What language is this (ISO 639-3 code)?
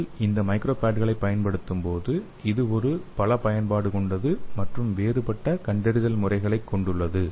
tam